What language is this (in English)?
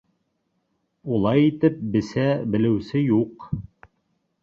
Bashkir